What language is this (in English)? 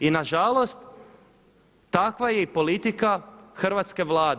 Croatian